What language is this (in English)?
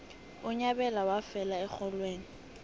South Ndebele